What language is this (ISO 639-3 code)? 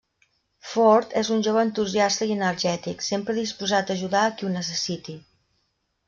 cat